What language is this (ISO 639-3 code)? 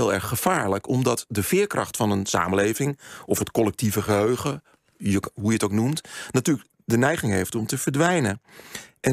nld